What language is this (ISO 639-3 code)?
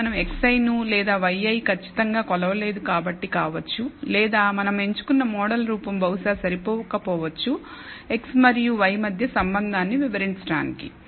tel